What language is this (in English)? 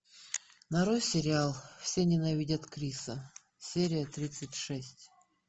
Russian